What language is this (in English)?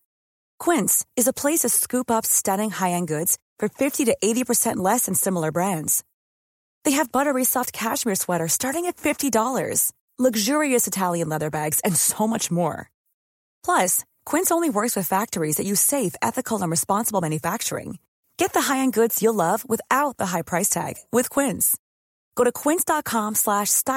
Swedish